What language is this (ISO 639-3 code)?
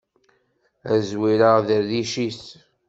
kab